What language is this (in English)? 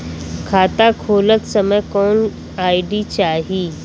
Bhojpuri